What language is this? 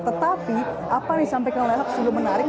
Indonesian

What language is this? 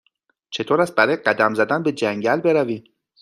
Persian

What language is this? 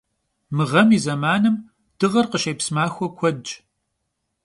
Kabardian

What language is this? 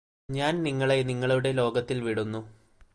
Malayalam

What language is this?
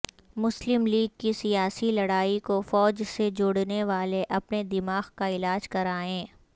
Urdu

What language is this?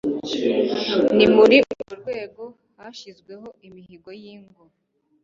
Kinyarwanda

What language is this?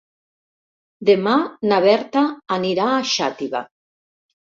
Catalan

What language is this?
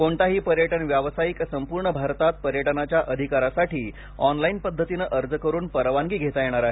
Marathi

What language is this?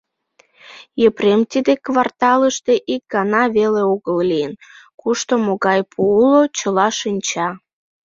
Mari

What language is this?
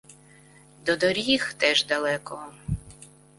Ukrainian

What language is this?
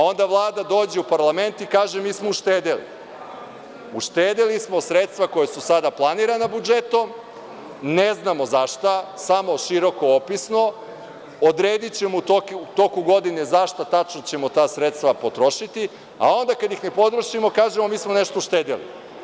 Serbian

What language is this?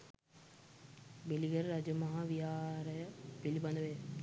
Sinhala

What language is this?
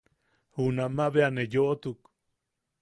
Yaqui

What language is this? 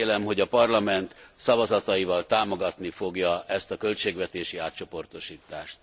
Hungarian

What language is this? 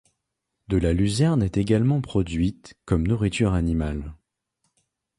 French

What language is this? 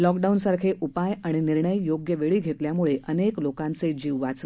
Marathi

